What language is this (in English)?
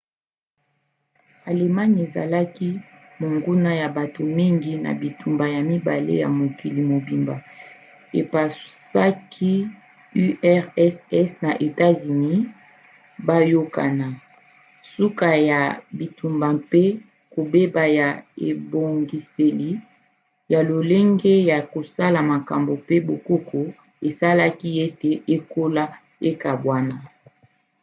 Lingala